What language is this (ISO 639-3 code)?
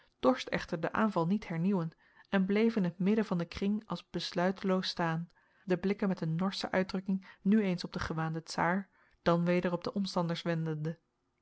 nld